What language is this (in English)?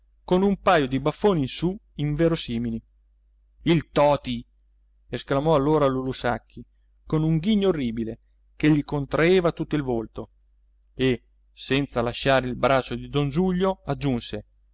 Italian